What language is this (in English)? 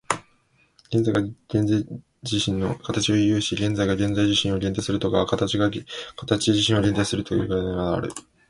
Japanese